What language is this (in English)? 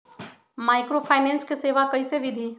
Magahi